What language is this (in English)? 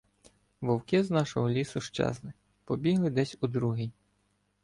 Ukrainian